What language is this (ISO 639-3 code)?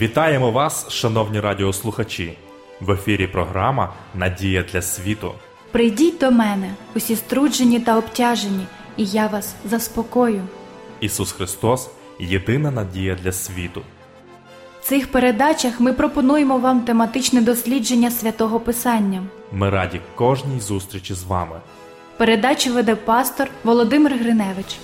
ukr